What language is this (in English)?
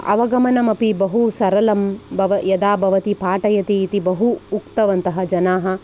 Sanskrit